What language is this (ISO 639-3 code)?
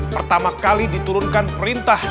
ind